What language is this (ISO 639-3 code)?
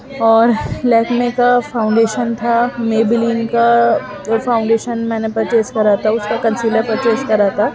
urd